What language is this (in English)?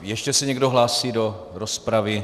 Czech